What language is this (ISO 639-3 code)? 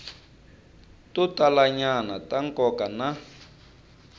tso